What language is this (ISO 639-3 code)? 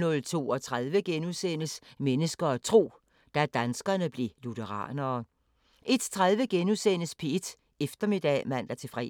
dan